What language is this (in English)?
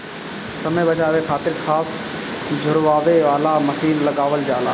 Bhojpuri